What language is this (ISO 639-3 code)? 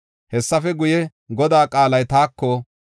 gof